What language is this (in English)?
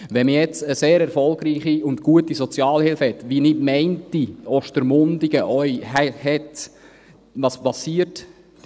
Swiss German